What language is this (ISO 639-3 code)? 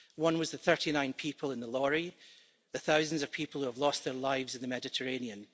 eng